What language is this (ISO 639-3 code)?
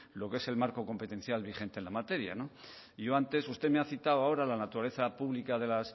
spa